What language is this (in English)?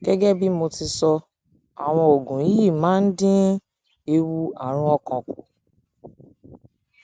Yoruba